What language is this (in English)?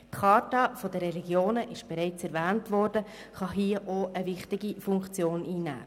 Swiss German